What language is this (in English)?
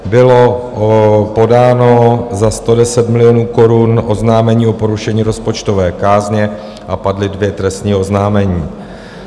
Czech